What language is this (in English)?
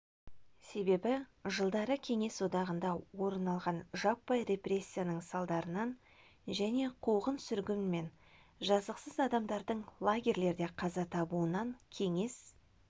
Kazakh